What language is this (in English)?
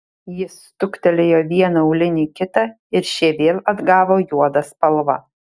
Lithuanian